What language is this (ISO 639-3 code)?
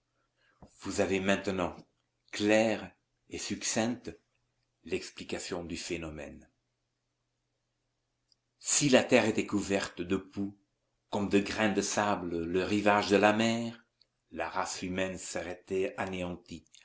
fra